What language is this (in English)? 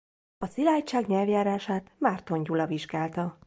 Hungarian